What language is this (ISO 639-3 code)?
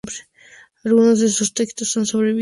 spa